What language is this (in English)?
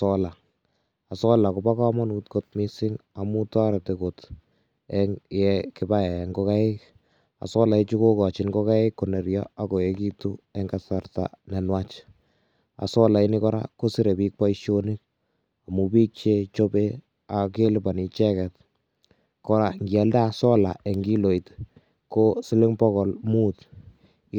Kalenjin